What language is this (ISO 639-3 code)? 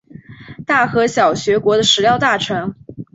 zho